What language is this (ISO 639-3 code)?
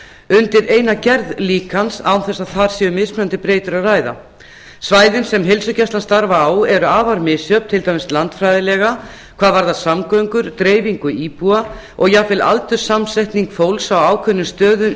isl